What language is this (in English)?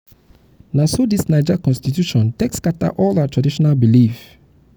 Nigerian Pidgin